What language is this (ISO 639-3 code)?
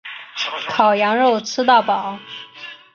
zho